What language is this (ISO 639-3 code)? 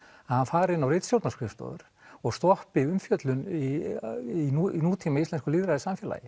isl